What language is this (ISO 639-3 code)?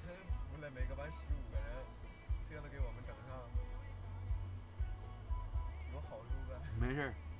zho